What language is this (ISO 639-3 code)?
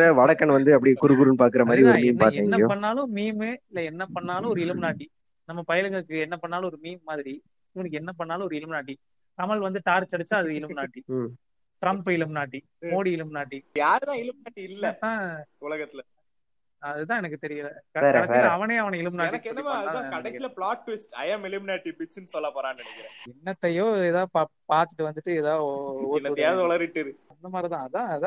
tam